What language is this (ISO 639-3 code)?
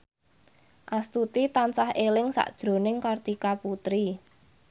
jav